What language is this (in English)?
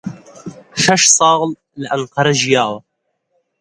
Central Kurdish